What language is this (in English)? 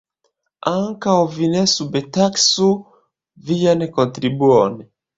Esperanto